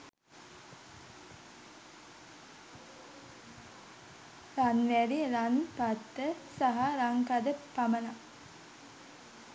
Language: Sinhala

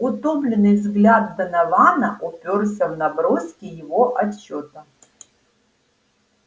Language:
Russian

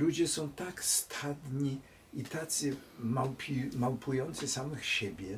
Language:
Polish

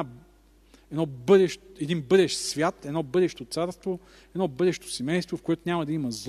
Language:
Bulgarian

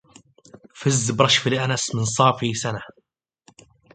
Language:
Arabic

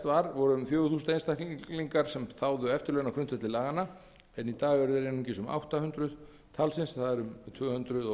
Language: Icelandic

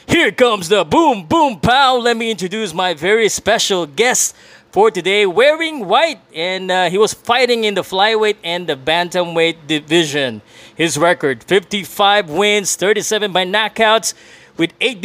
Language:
Filipino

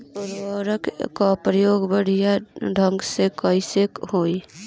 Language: Bhojpuri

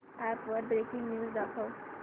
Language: Marathi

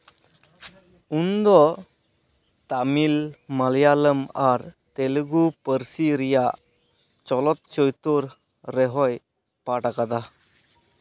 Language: Santali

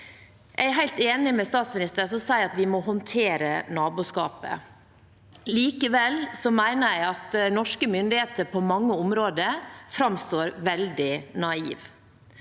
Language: Norwegian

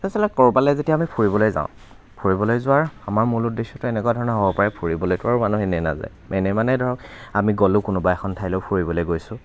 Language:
Assamese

